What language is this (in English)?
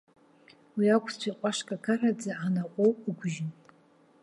Abkhazian